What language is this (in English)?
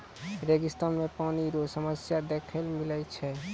Maithili